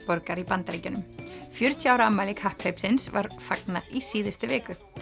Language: Icelandic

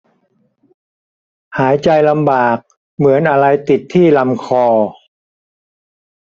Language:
Thai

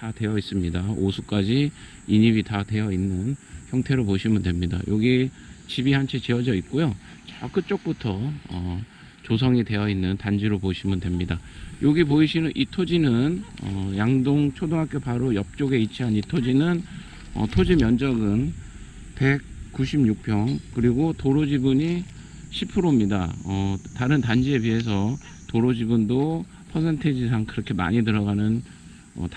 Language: Korean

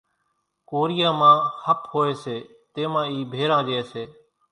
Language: Kachi Koli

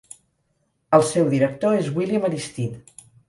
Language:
Catalan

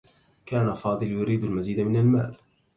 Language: Arabic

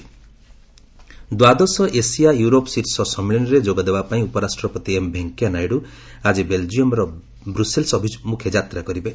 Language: Odia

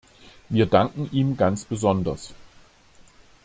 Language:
German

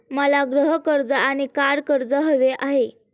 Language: Marathi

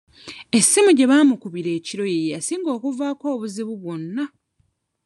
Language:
Ganda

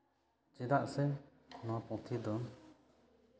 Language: Santali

